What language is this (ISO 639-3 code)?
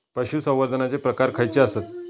mar